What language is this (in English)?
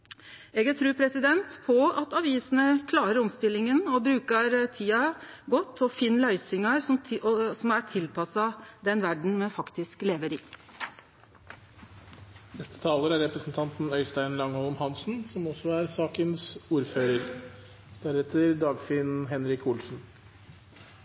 Norwegian